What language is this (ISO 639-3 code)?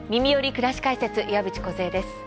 jpn